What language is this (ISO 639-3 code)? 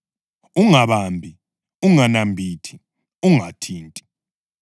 nde